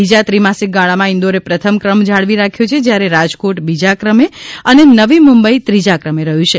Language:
Gujarati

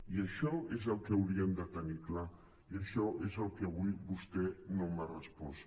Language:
Catalan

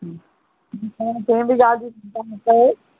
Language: Sindhi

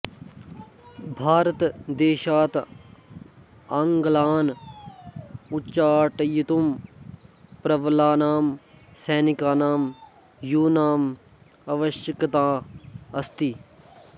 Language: Sanskrit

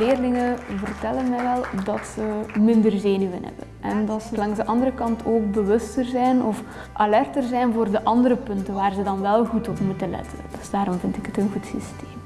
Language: Dutch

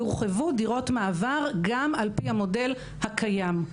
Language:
Hebrew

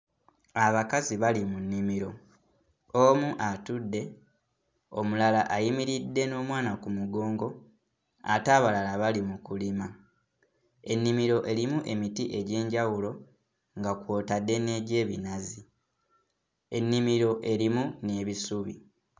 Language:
Ganda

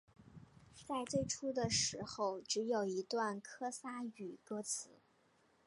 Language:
Chinese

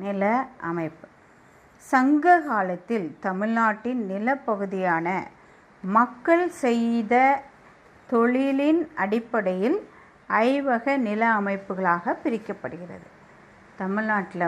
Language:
Tamil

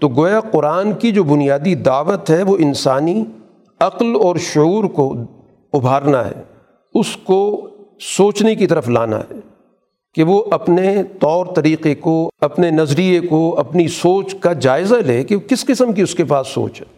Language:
Urdu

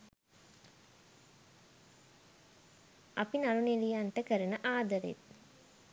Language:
Sinhala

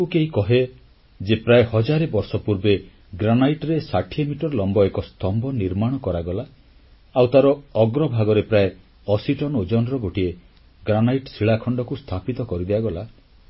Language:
Odia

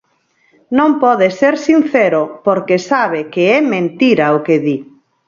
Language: Galician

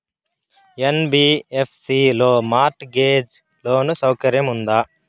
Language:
Telugu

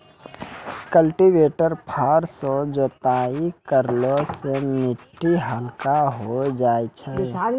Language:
Maithili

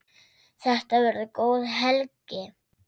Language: Icelandic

